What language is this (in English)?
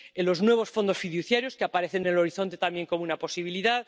Spanish